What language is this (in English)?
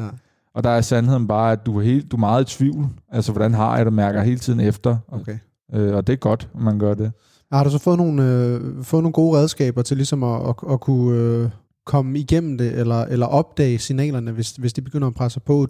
Danish